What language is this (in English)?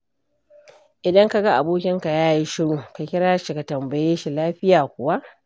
Hausa